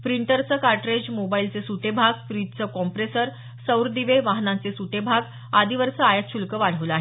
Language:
Marathi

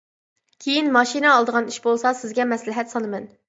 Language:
Uyghur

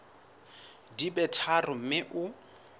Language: Southern Sotho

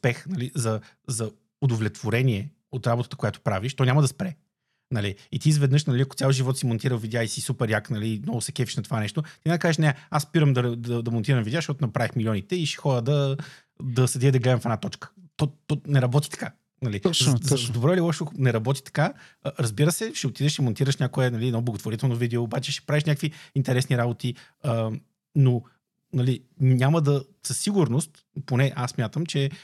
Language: Bulgarian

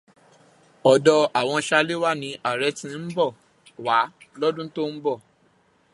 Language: Yoruba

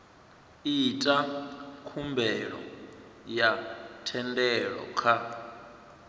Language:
Venda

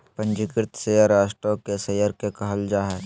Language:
Magahi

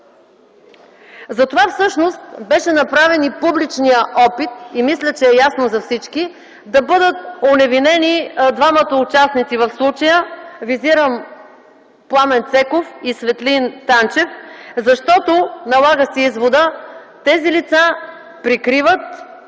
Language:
Bulgarian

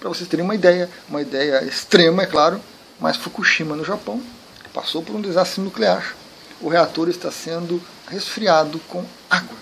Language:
Portuguese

